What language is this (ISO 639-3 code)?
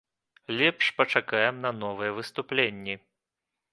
bel